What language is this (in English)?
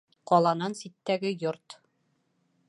Bashkir